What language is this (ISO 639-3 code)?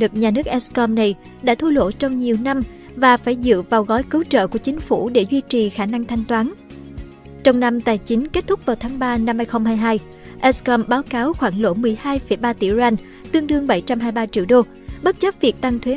vie